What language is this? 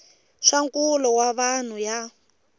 Tsonga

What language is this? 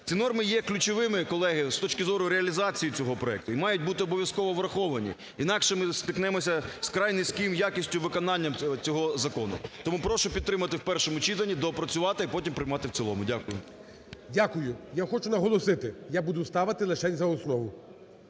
Ukrainian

